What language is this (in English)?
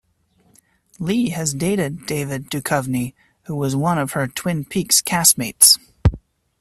English